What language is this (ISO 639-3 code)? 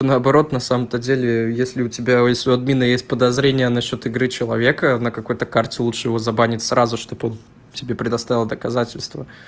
rus